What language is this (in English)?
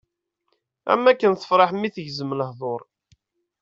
Kabyle